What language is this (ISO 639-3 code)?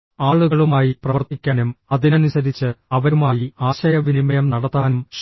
mal